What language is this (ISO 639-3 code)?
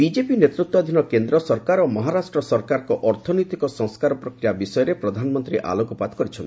ori